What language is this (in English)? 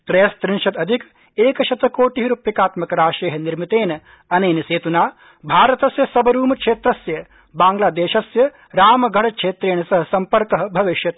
Sanskrit